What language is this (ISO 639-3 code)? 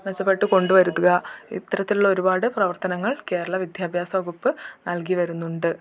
mal